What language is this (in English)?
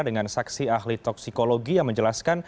Indonesian